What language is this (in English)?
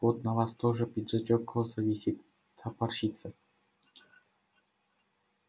Russian